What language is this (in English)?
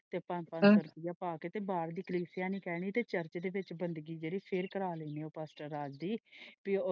Punjabi